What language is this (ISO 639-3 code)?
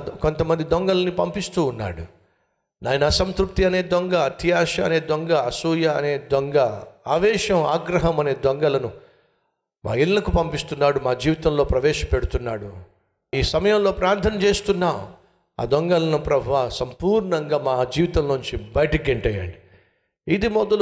tel